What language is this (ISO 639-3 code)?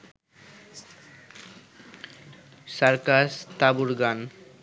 ben